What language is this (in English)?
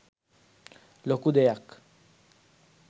Sinhala